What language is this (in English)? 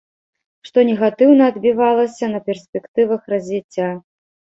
Belarusian